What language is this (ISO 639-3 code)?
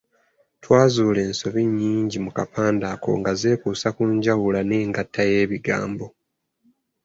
lug